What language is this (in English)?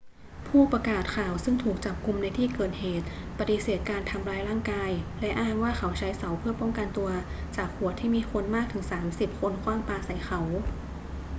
Thai